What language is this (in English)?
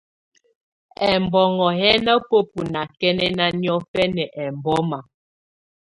Tunen